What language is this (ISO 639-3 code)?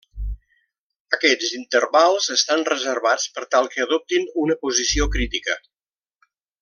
cat